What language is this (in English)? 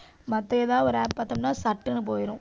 Tamil